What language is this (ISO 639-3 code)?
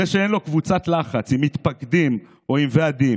heb